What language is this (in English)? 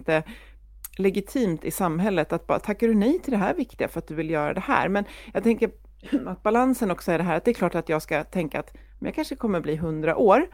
Swedish